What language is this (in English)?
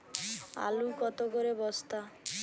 Bangla